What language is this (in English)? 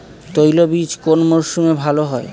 Bangla